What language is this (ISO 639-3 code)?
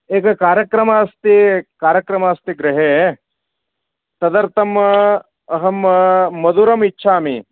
san